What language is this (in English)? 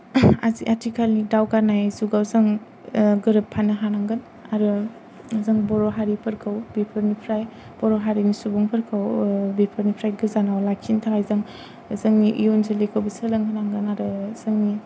Bodo